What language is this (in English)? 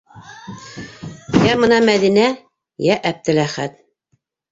Bashkir